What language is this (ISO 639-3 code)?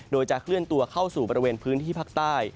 tha